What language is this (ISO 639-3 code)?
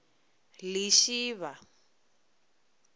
ven